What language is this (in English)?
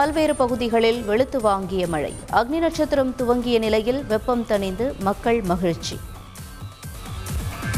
Tamil